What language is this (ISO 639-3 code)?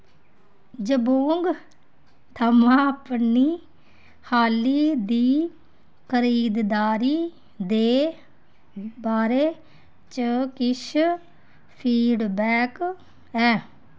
doi